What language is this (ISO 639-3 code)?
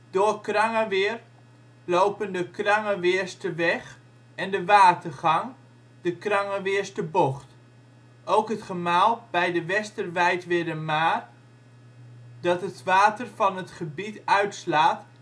nld